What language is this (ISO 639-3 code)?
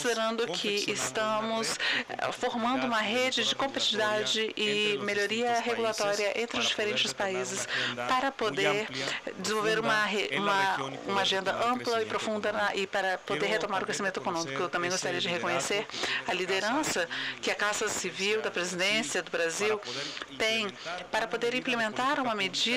por